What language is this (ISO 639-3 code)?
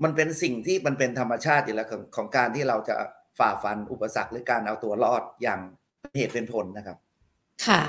tha